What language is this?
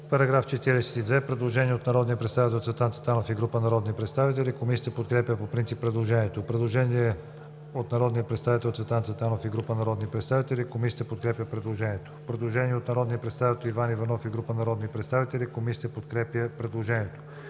Bulgarian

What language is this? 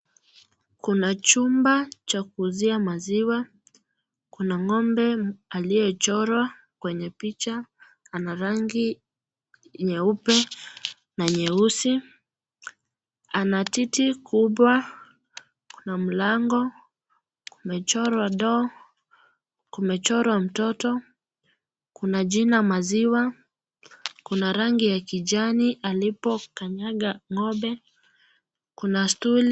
Swahili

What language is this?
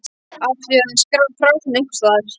Icelandic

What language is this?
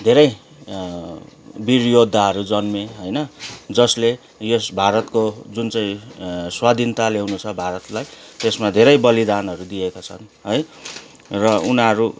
Nepali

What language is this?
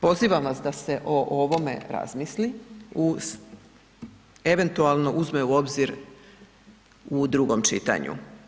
Croatian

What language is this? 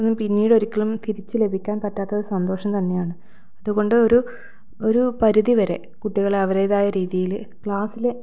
Malayalam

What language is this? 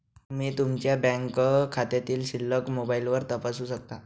Marathi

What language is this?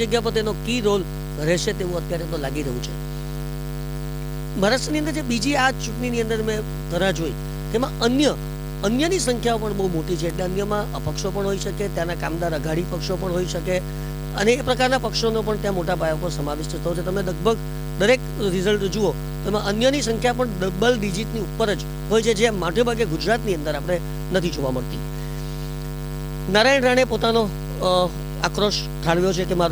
Gujarati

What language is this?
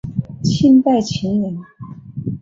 Chinese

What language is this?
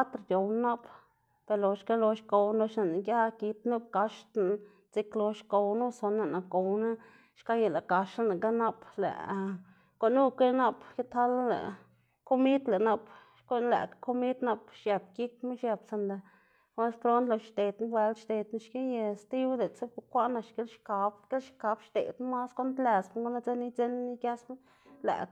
Xanaguía Zapotec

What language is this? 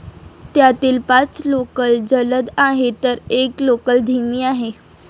Marathi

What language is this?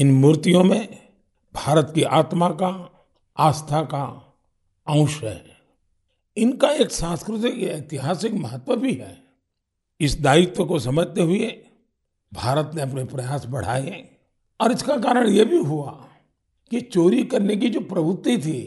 Hindi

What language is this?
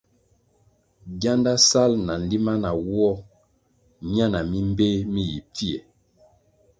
Kwasio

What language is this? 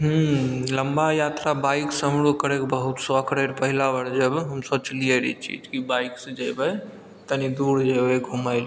Maithili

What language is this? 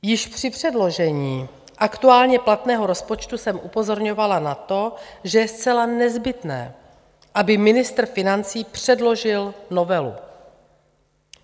Czech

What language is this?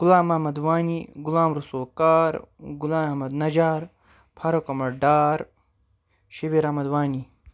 Kashmiri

